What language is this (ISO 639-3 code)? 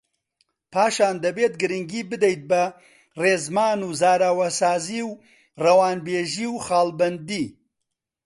ckb